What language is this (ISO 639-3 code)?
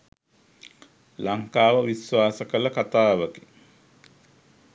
sin